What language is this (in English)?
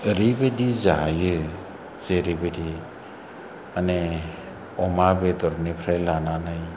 Bodo